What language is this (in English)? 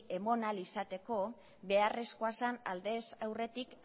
Basque